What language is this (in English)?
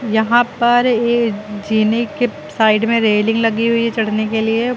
Hindi